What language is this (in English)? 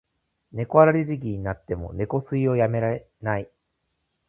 Japanese